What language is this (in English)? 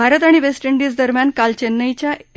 Marathi